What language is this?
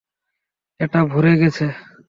Bangla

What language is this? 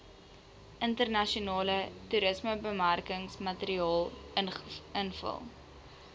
Afrikaans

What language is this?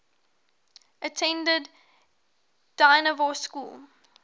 English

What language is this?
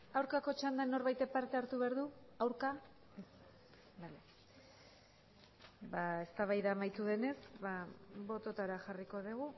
Basque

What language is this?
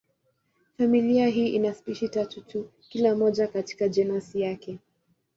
Swahili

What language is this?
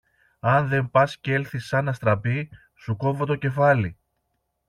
Greek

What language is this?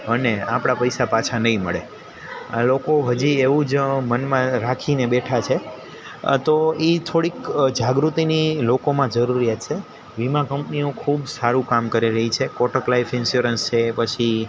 Gujarati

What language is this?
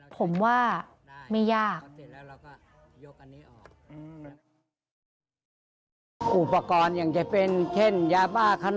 Thai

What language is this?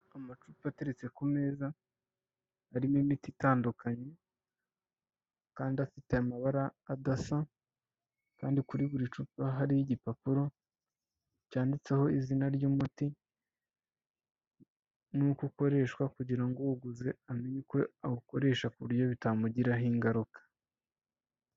Kinyarwanda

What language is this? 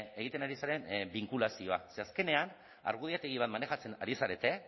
Basque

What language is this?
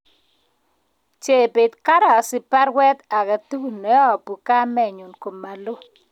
Kalenjin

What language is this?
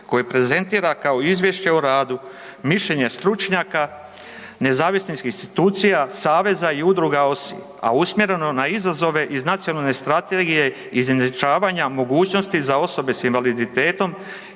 Croatian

